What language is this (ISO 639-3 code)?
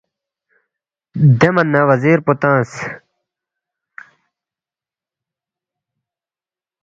bft